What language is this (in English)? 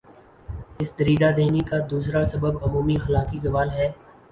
Urdu